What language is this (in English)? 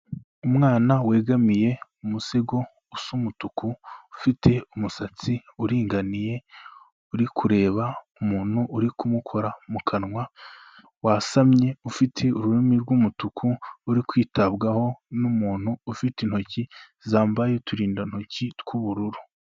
Kinyarwanda